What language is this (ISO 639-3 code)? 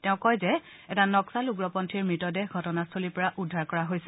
asm